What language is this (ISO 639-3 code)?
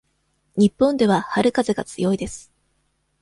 jpn